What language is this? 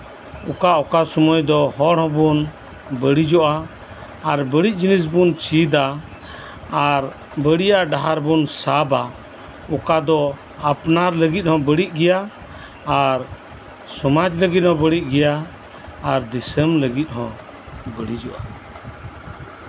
Santali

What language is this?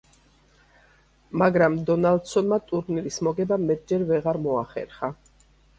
Georgian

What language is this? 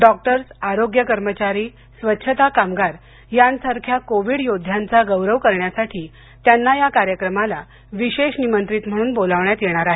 Marathi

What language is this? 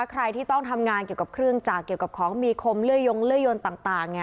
Thai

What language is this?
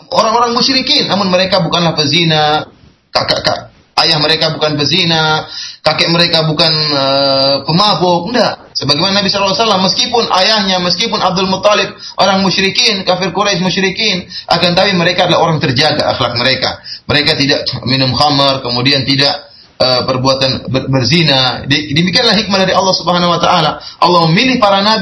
Malay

